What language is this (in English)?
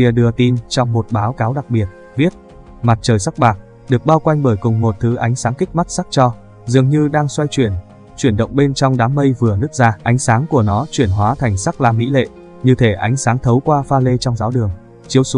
Vietnamese